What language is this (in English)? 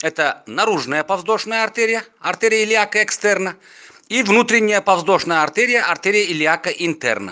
Russian